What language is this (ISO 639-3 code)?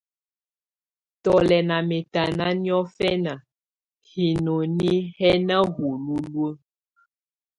tvu